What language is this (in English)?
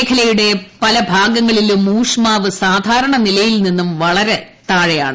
Malayalam